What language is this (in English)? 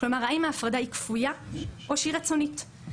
Hebrew